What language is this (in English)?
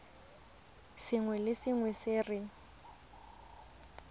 Tswana